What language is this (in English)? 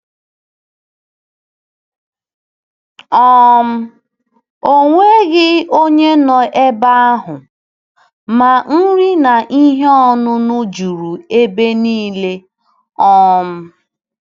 Igbo